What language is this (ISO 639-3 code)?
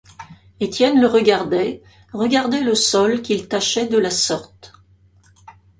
fra